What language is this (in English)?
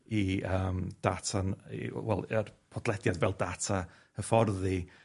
Welsh